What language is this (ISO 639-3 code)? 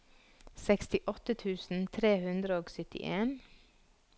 nor